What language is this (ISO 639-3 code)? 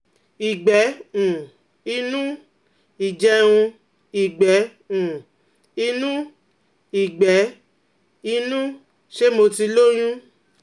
yor